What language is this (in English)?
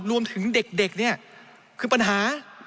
Thai